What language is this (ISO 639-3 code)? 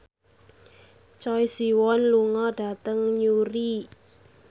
jav